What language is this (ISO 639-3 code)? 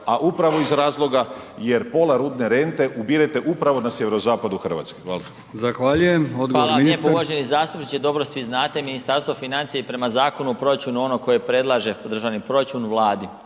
hrv